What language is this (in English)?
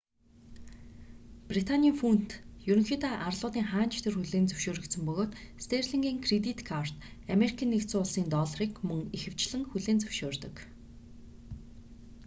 Mongolian